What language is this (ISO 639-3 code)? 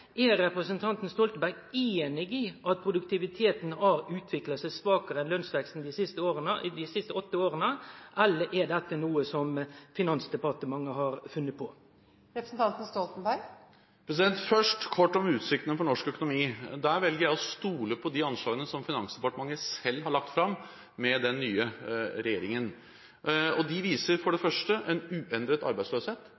nor